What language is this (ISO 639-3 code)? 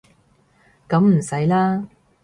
yue